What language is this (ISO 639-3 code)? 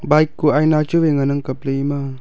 nnp